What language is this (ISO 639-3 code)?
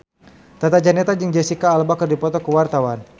sun